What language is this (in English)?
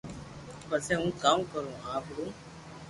Loarki